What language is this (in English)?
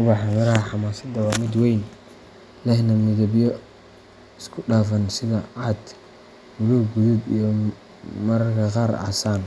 Somali